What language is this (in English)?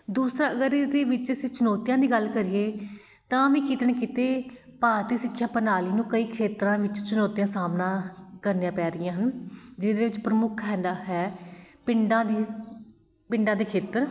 Punjabi